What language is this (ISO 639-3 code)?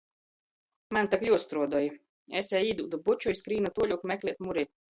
ltg